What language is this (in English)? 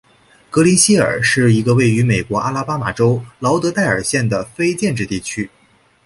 Chinese